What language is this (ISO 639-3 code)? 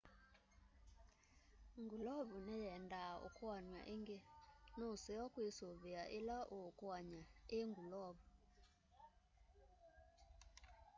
kam